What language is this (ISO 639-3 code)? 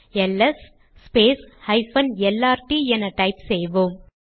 tam